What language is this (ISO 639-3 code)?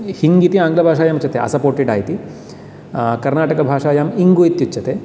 san